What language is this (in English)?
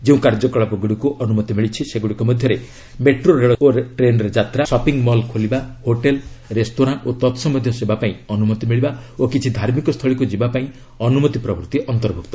Odia